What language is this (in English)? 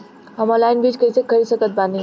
Bhojpuri